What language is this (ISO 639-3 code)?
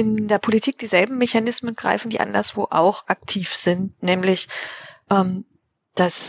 deu